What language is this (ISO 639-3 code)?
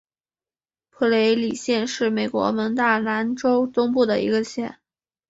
zho